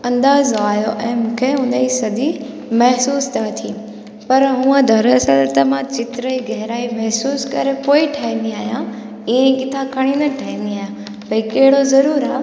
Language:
Sindhi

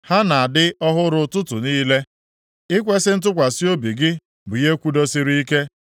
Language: Igbo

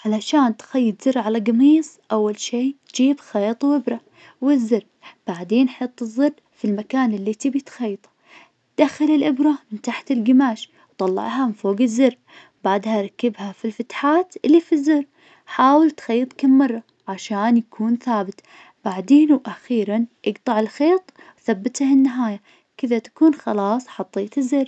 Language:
Najdi Arabic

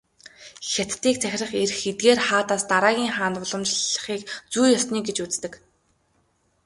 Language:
Mongolian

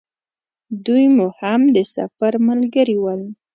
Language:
Pashto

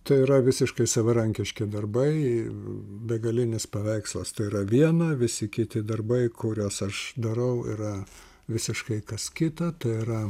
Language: Lithuanian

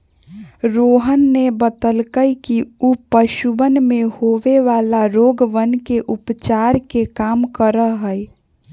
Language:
Magahi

